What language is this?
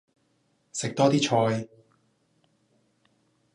Cantonese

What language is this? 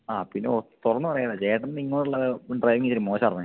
Malayalam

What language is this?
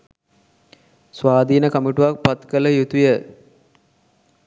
Sinhala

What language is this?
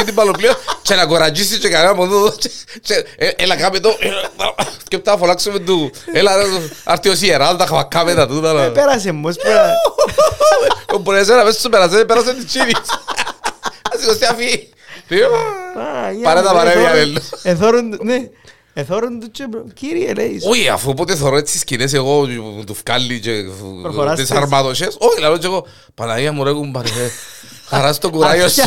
Greek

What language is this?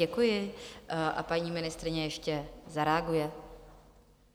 Czech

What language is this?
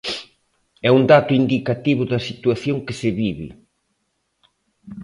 Galician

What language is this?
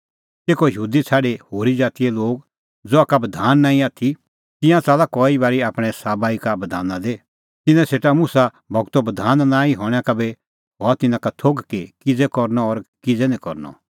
Kullu Pahari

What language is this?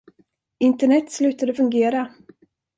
Swedish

